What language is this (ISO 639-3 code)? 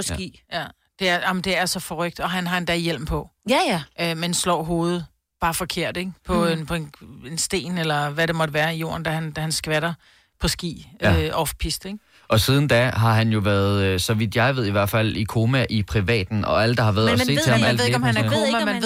dan